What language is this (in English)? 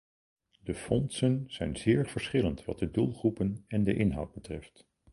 Dutch